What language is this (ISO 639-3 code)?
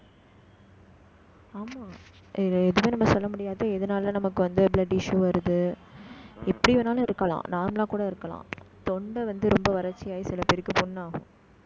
tam